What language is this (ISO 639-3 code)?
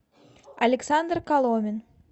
rus